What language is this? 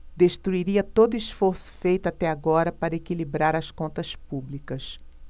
Portuguese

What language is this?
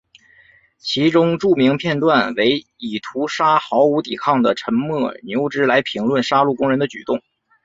Chinese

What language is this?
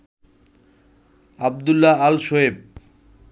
Bangla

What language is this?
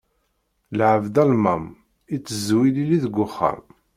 Kabyle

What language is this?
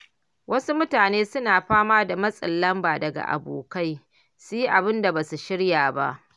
Hausa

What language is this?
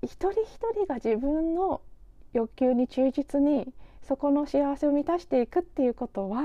Japanese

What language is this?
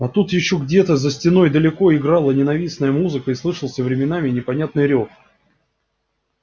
Russian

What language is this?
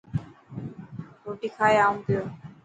Dhatki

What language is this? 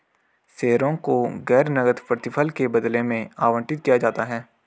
Hindi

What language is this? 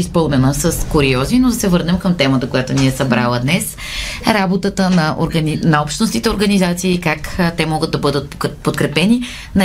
Bulgarian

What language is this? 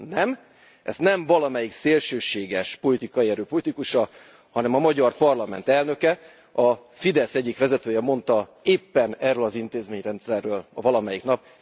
Hungarian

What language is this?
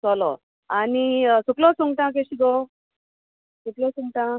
Konkani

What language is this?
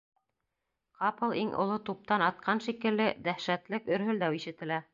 Bashkir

